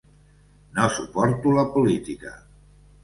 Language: Catalan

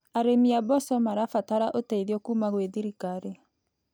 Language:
Kikuyu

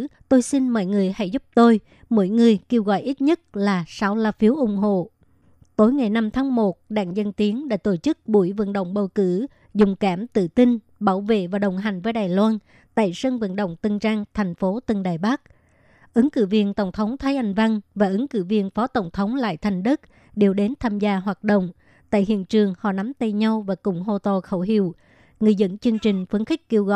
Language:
Vietnamese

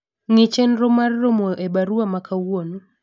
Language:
Luo (Kenya and Tanzania)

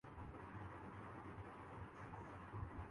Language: Urdu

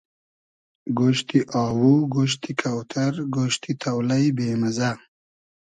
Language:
Hazaragi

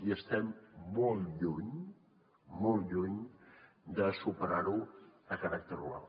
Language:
Catalan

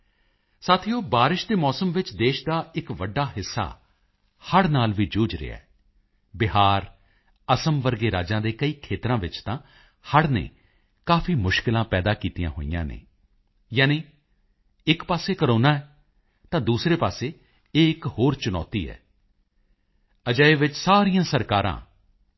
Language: Punjabi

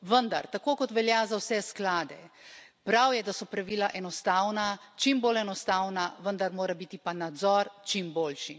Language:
Slovenian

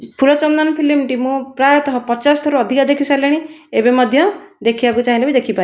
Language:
Odia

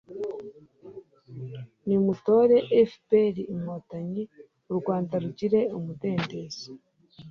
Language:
Kinyarwanda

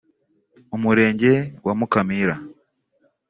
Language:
Kinyarwanda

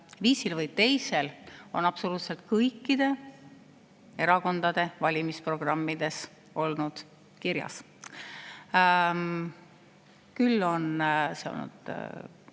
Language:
Estonian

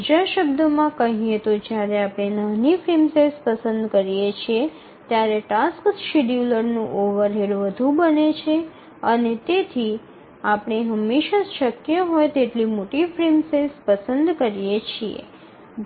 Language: Gujarati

